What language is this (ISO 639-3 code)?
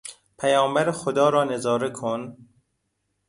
fas